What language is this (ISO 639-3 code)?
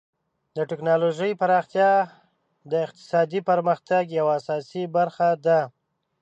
pus